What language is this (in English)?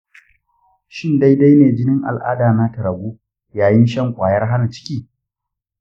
Hausa